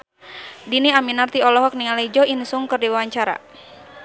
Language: Sundanese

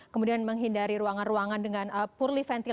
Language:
Indonesian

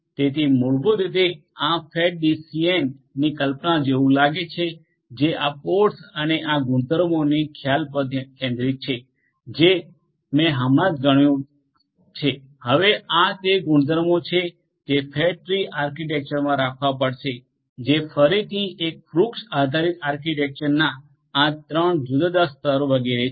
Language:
Gujarati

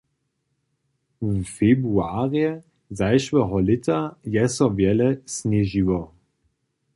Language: Upper Sorbian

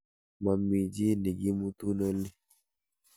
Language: Kalenjin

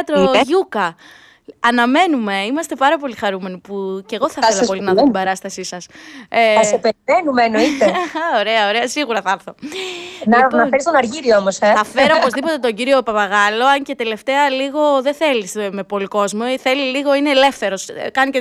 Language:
Greek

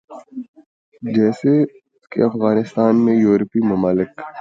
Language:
Urdu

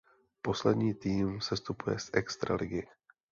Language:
Czech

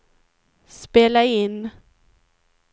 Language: Swedish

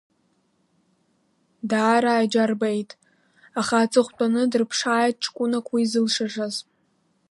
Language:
Abkhazian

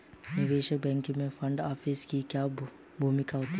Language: Hindi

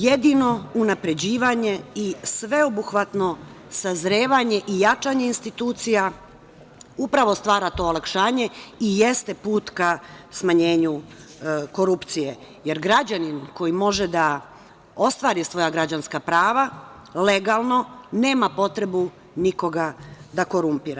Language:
Serbian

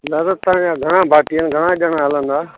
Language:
Sindhi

